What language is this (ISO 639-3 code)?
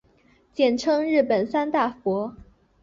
zho